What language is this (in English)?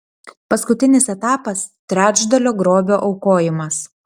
Lithuanian